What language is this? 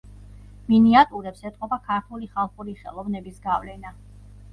Georgian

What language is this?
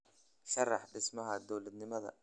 Somali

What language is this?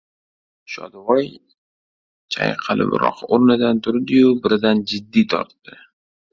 Uzbek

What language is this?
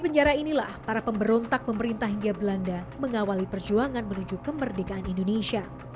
Indonesian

